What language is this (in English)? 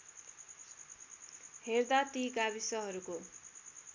Nepali